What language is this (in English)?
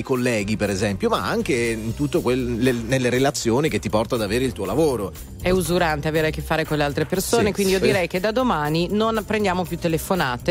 Italian